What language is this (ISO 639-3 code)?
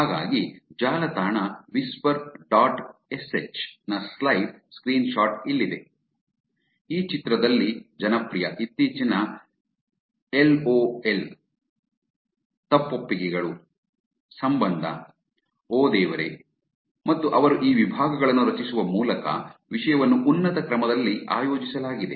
kan